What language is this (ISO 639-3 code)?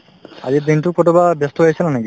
asm